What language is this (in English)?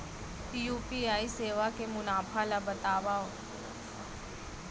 Chhattisgarhi